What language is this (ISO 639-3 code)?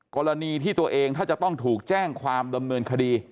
tha